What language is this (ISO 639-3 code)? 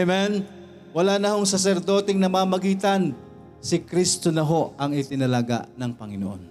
fil